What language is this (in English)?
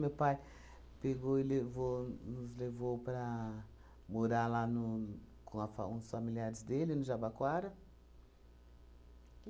Portuguese